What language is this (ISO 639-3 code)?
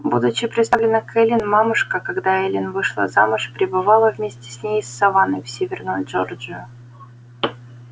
rus